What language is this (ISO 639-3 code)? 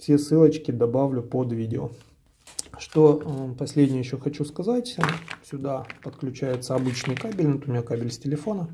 rus